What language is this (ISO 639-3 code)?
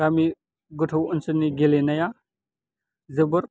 brx